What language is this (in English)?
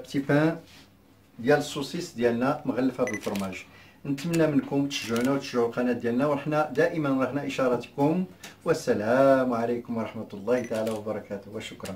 Arabic